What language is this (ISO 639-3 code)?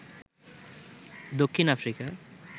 ben